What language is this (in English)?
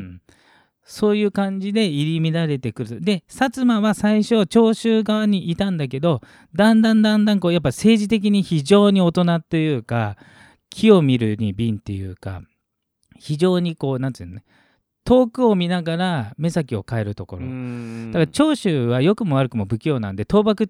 Japanese